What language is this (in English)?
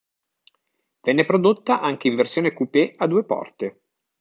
Italian